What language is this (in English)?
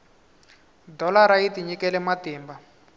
Tsonga